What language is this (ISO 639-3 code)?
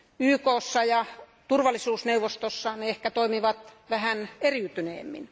fin